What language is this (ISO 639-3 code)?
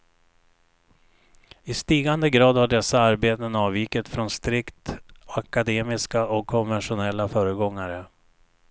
swe